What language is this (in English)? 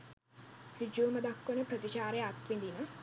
Sinhala